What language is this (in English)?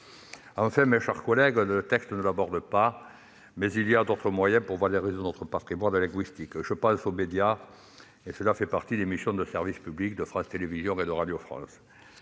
French